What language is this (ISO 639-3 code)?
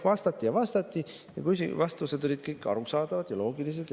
est